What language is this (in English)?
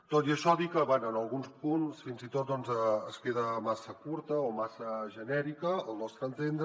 Catalan